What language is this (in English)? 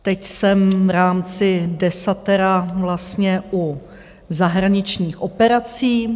Czech